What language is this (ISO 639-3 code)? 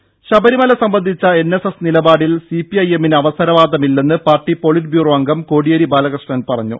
mal